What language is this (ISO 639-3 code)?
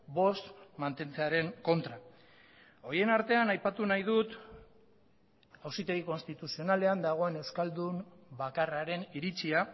eus